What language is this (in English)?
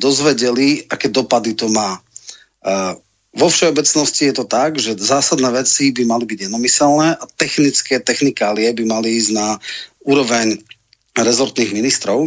Slovak